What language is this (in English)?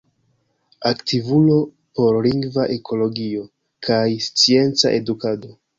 Esperanto